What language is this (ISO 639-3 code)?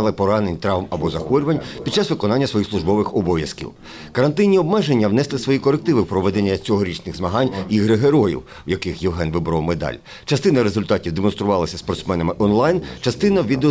ukr